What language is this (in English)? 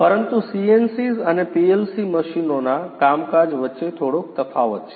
Gujarati